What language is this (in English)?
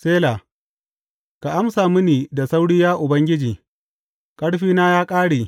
Hausa